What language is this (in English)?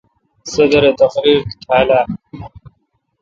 Kalkoti